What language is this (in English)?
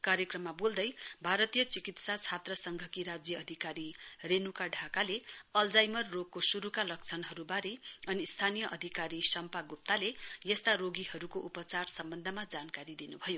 Nepali